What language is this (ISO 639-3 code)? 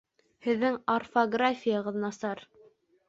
bak